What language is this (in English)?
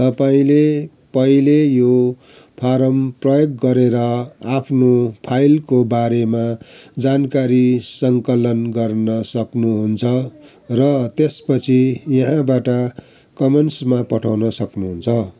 Nepali